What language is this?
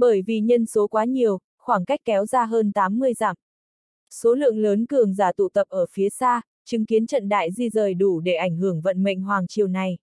Vietnamese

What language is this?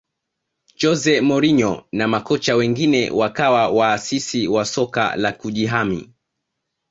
Swahili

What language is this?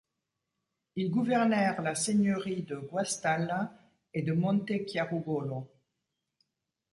French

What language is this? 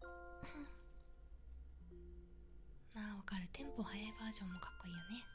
Japanese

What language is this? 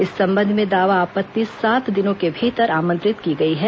Hindi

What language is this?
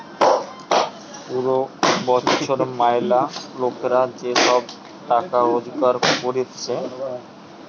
Bangla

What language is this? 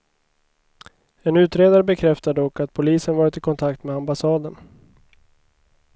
Swedish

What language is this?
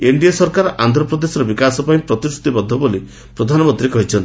Odia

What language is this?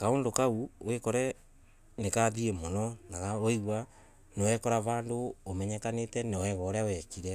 Embu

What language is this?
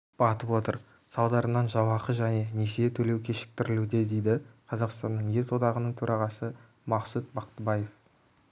Kazakh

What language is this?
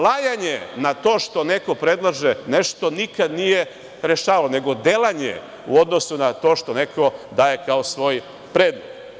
Serbian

